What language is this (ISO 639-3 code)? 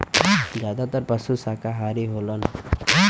bho